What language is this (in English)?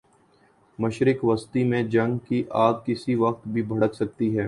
Urdu